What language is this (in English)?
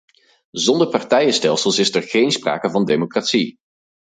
Dutch